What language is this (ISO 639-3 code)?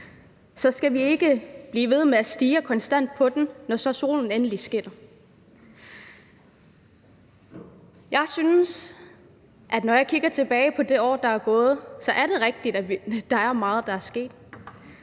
dan